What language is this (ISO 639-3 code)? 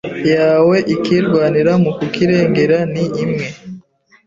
kin